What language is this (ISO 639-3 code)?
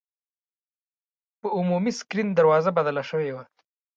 pus